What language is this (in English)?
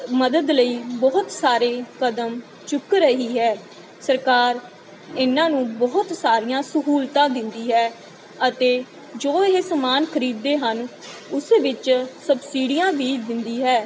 Punjabi